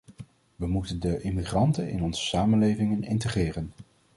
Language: Dutch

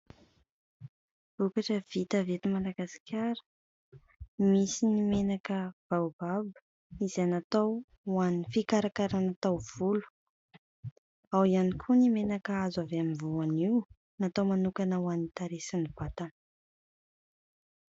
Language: Malagasy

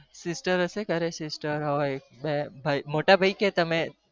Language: Gujarati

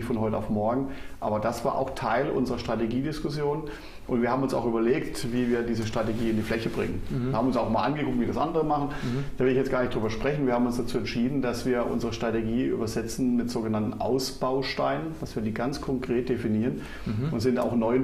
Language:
German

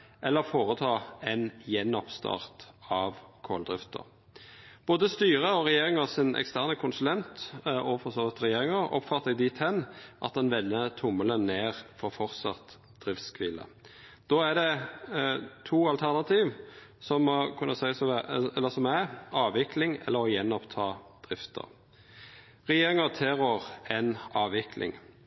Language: Norwegian Nynorsk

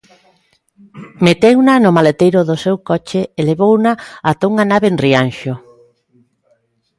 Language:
Galician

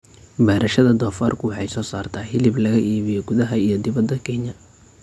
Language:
Somali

